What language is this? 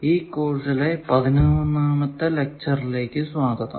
Malayalam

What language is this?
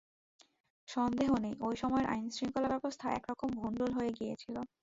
Bangla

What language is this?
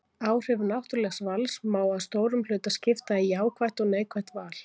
Icelandic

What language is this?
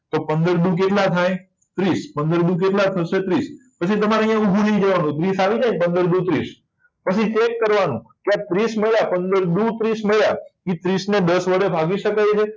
Gujarati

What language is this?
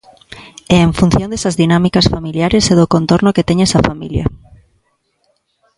Galician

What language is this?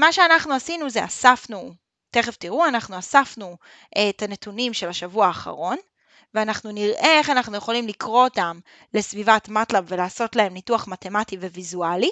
Hebrew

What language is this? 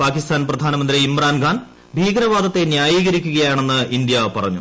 Malayalam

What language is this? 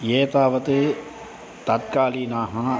Sanskrit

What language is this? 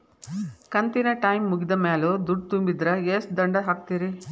Kannada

